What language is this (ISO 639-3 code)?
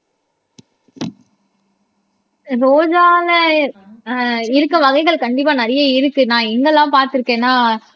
tam